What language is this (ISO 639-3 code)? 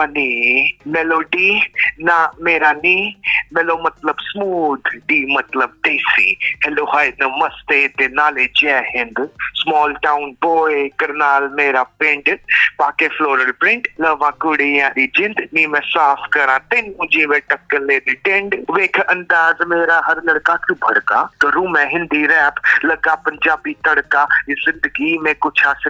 hin